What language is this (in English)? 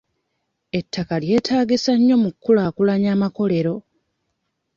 Ganda